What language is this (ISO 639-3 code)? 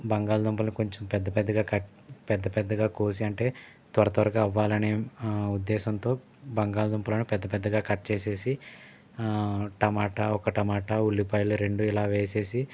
tel